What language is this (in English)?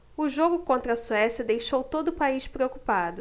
Portuguese